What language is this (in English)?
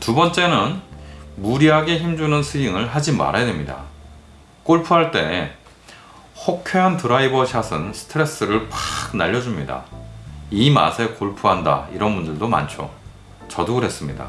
Korean